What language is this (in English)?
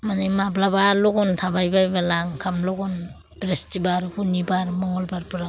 Bodo